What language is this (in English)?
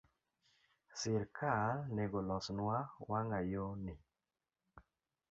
Luo (Kenya and Tanzania)